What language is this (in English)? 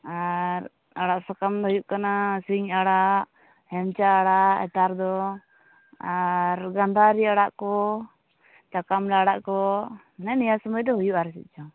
Santali